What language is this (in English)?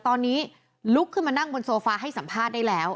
Thai